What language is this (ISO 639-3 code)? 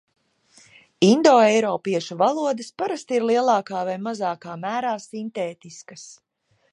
lav